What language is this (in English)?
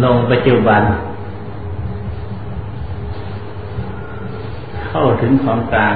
Thai